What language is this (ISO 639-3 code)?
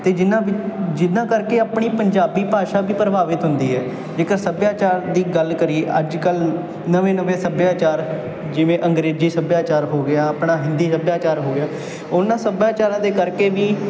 pan